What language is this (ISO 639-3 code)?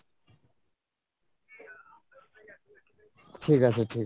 ben